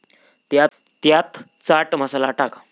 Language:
Marathi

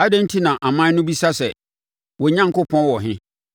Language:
Akan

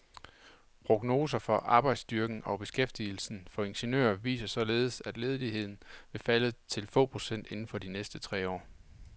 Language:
Danish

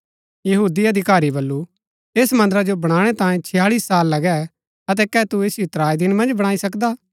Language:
Gaddi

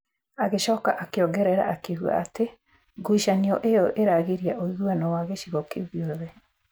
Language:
Kikuyu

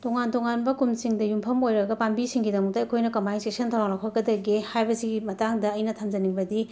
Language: Manipuri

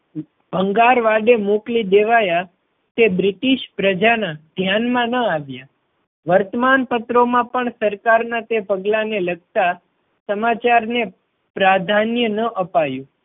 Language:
Gujarati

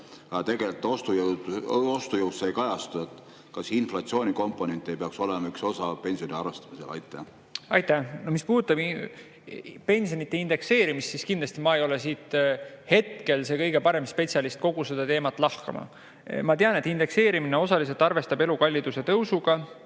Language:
Estonian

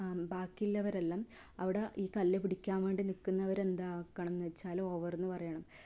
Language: Malayalam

